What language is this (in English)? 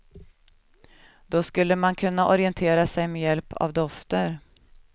Swedish